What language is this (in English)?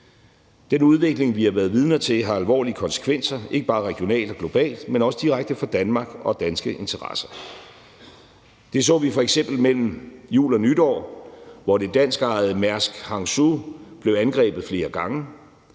Danish